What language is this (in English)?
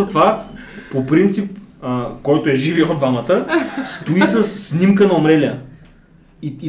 Bulgarian